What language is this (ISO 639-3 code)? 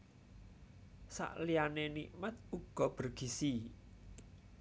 jav